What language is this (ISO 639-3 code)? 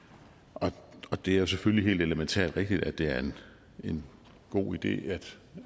dan